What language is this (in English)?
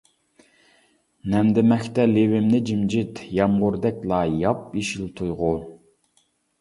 Uyghur